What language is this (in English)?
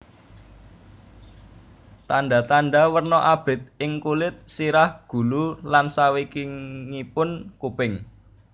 Javanese